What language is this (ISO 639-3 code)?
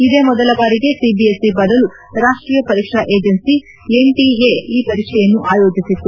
kan